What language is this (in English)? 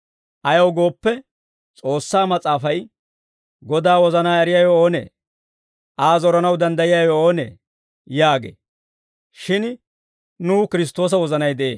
Dawro